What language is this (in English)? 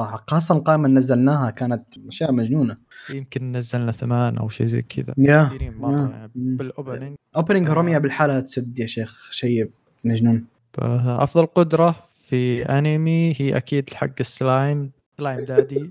Arabic